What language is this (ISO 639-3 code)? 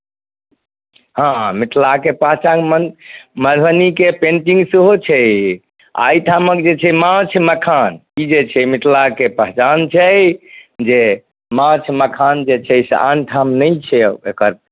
mai